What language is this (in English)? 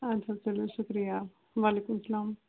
Kashmiri